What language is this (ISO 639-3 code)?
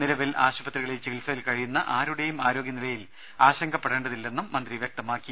mal